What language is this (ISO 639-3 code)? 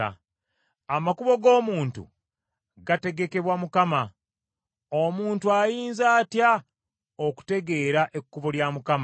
lug